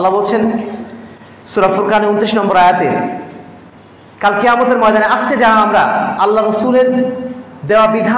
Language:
Arabic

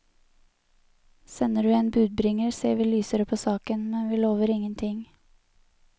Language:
Norwegian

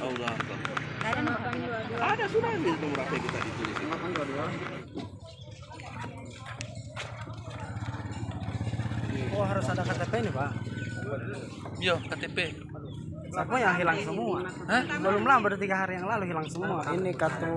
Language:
Indonesian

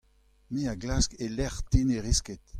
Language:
Breton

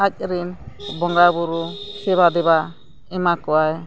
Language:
Santali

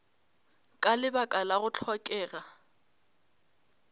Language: Northern Sotho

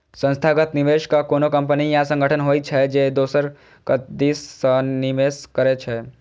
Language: Maithili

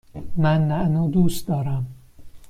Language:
Persian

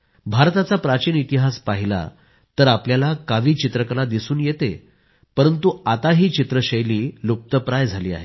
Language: Marathi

